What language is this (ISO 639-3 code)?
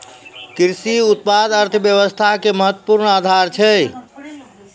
mai